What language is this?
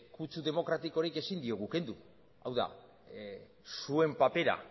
Basque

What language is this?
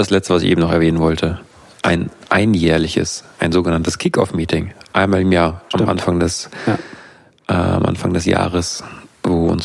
German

